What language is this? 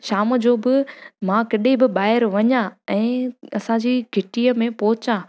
Sindhi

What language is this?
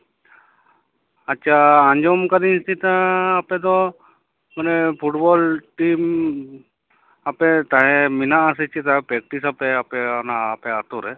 Santali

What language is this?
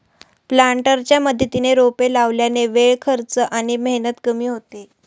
Marathi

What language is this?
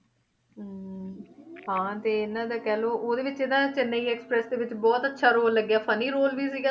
Punjabi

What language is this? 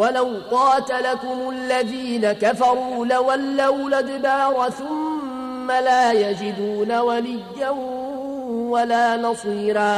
Arabic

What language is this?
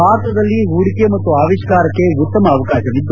Kannada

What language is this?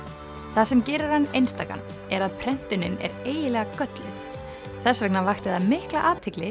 Icelandic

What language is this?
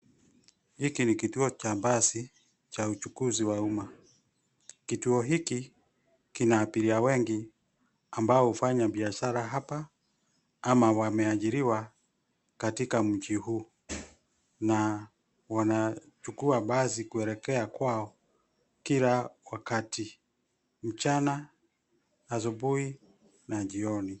Swahili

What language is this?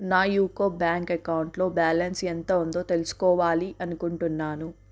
Telugu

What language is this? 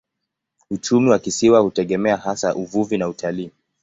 Swahili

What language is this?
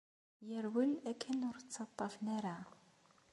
Kabyle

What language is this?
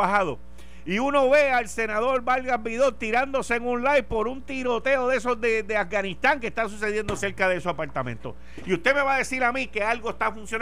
Spanish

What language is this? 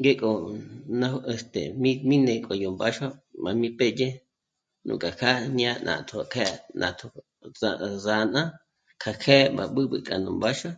Michoacán Mazahua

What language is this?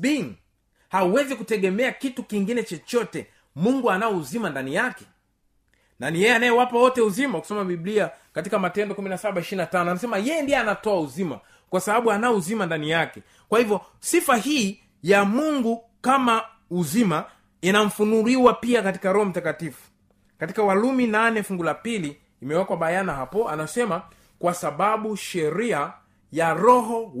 Swahili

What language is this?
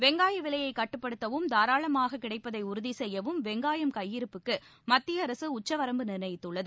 Tamil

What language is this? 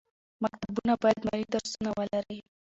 Pashto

